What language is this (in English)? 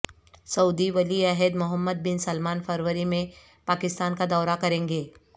Urdu